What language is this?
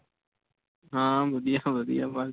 Punjabi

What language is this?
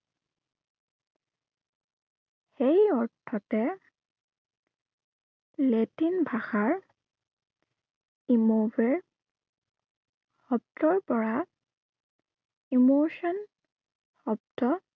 Assamese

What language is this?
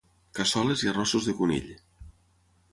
Catalan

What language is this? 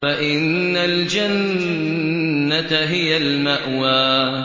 Arabic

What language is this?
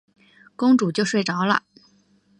Chinese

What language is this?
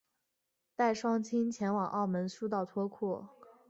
Chinese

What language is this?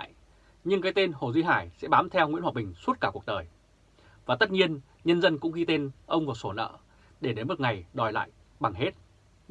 Vietnamese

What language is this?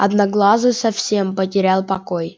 Russian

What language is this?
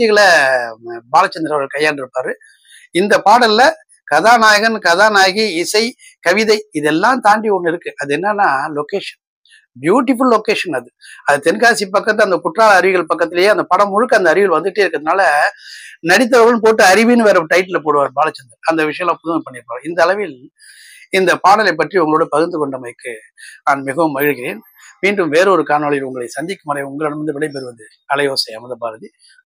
Tamil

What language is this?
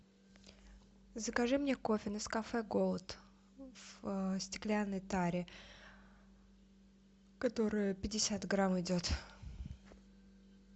Russian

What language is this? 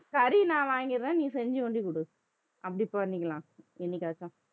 Tamil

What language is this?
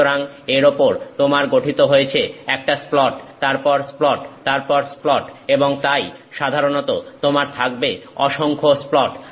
Bangla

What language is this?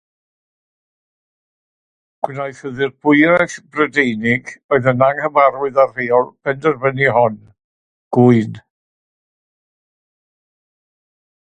Welsh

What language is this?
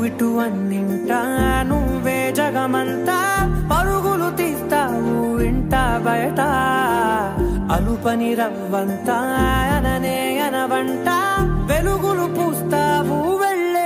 Hindi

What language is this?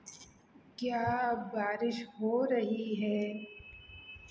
Hindi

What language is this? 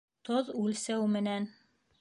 Bashkir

